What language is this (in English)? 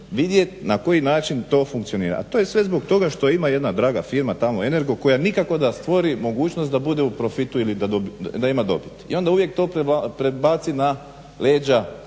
Croatian